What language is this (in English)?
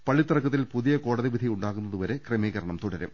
Malayalam